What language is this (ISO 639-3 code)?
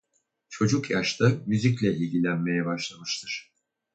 tur